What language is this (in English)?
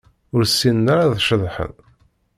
Kabyle